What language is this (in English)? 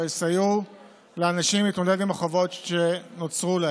Hebrew